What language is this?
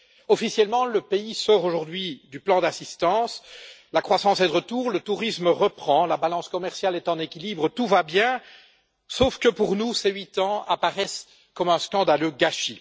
French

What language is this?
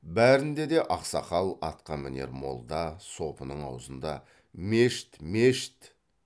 Kazakh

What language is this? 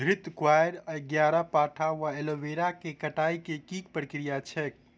Maithili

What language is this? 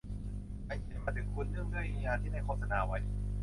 Thai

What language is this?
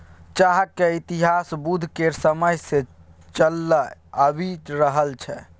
Maithili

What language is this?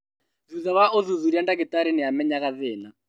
Kikuyu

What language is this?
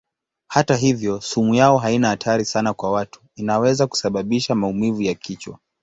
Swahili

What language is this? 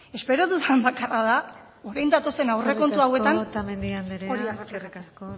Basque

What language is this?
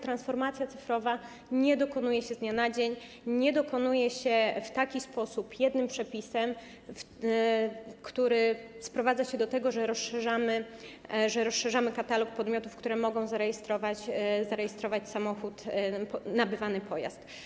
Polish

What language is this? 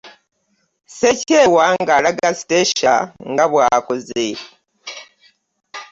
Ganda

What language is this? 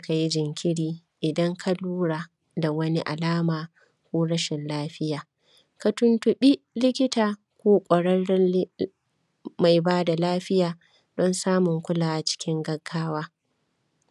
Hausa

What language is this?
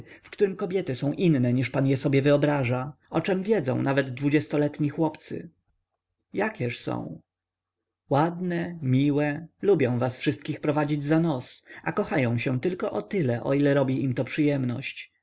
Polish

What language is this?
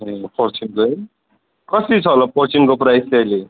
Nepali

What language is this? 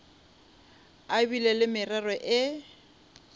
Northern Sotho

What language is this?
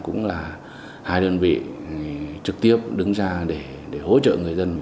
Vietnamese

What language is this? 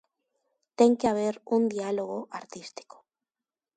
Galician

